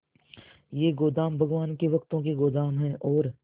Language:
Hindi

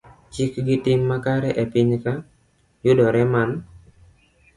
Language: Luo (Kenya and Tanzania)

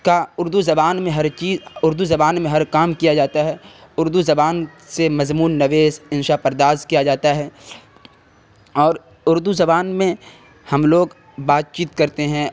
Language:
Urdu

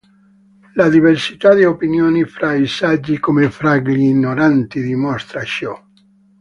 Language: Italian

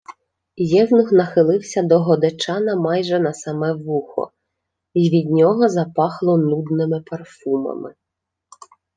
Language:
Ukrainian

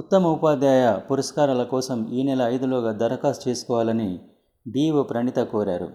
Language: Telugu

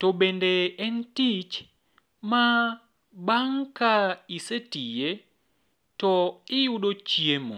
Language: Luo (Kenya and Tanzania)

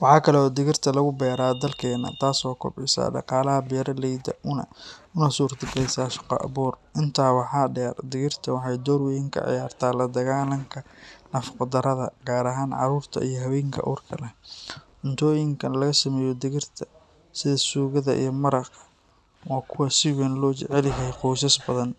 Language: Somali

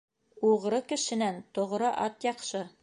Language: Bashkir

